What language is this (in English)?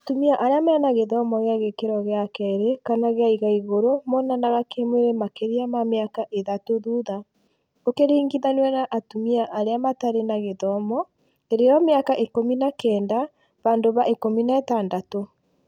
Kikuyu